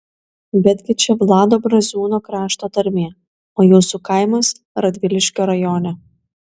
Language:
Lithuanian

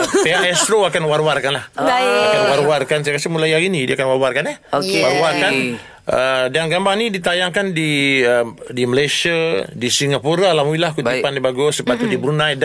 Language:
Malay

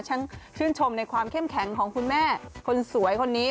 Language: Thai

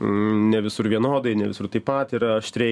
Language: Lithuanian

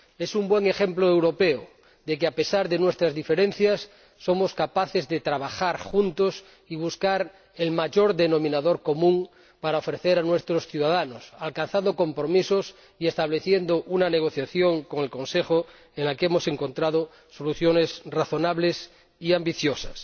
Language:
Spanish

